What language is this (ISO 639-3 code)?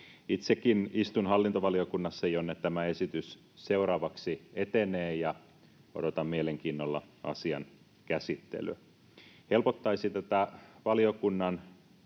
fin